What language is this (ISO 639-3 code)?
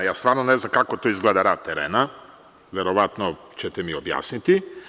srp